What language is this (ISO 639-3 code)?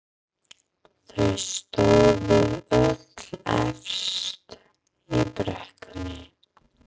isl